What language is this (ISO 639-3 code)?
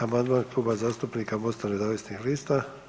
hrv